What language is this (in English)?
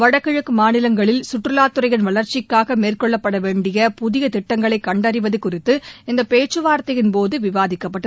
Tamil